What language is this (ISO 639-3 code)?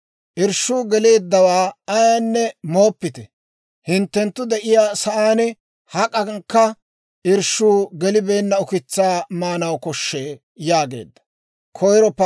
dwr